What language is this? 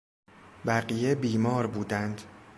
Persian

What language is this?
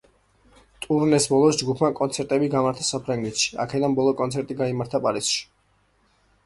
Georgian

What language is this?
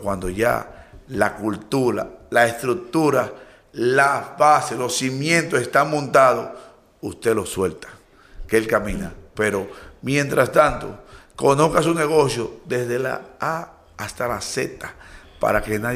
Spanish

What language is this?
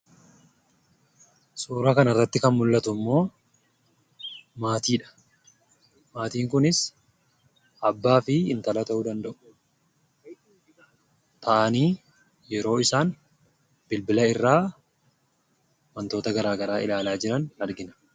Oromo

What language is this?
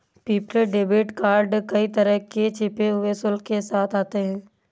Hindi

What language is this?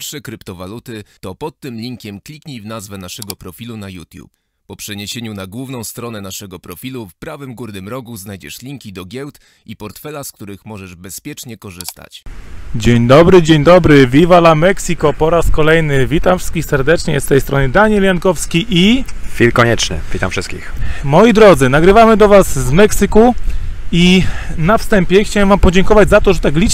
Polish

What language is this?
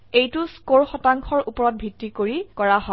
Assamese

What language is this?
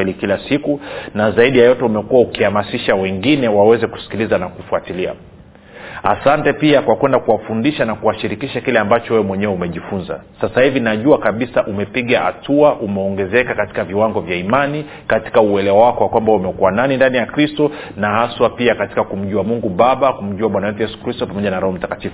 Swahili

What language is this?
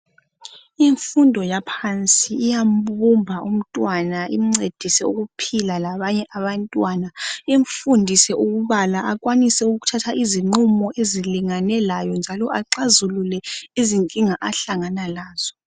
North Ndebele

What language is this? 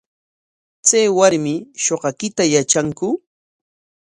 Corongo Ancash Quechua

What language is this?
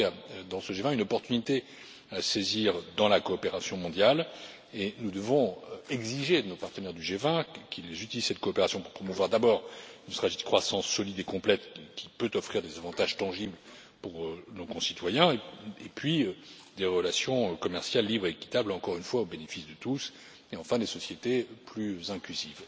French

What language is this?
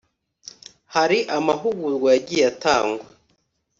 Kinyarwanda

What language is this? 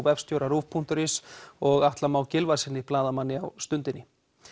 Icelandic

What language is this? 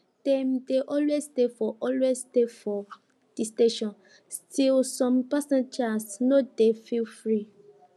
Nigerian Pidgin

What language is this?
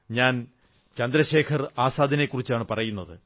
Malayalam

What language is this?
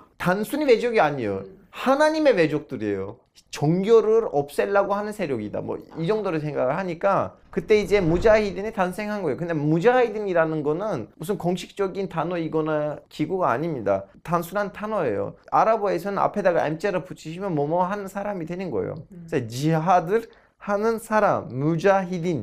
Korean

